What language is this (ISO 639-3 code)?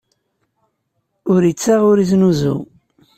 kab